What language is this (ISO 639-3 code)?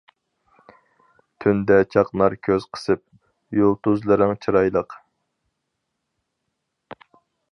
uig